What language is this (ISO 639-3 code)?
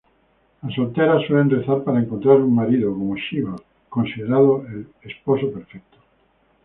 spa